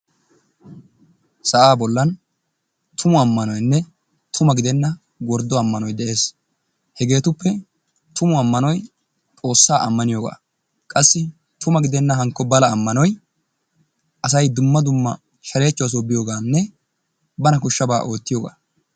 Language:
Wolaytta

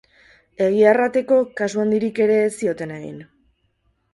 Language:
Basque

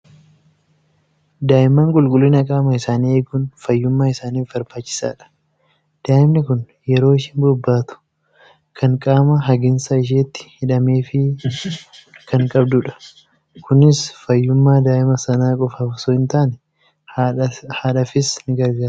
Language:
Oromo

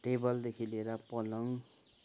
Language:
Nepali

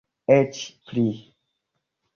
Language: Esperanto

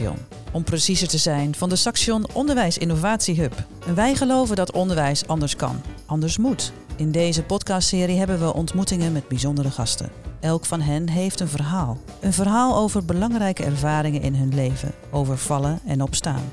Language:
Dutch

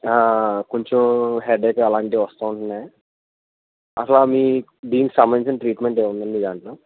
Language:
Telugu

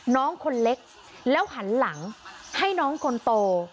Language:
Thai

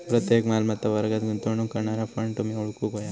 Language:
Marathi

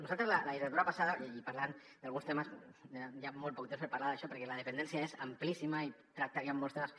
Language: Catalan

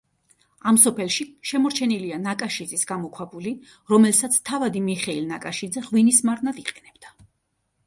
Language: Georgian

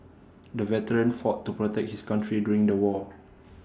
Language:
English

